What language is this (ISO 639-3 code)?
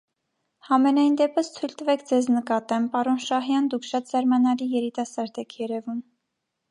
hye